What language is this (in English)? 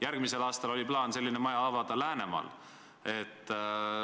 Estonian